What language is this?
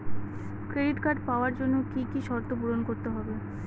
Bangla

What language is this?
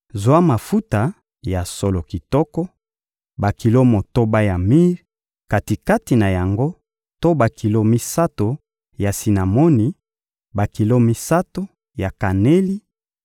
Lingala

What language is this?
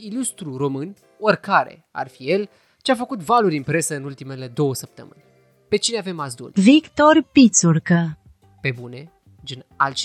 Romanian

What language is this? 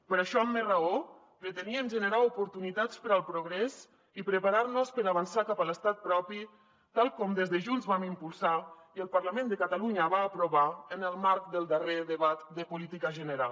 Catalan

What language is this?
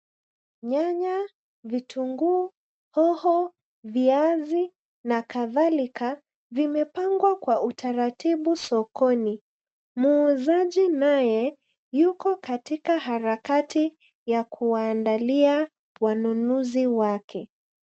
Swahili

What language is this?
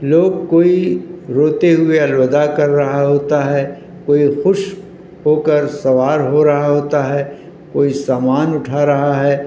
Urdu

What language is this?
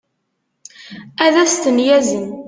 Kabyle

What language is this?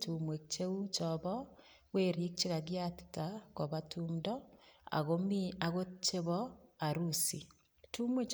Kalenjin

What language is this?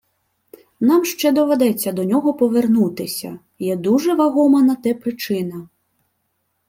Ukrainian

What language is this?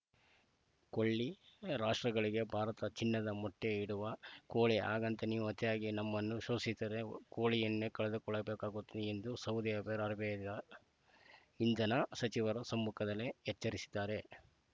Kannada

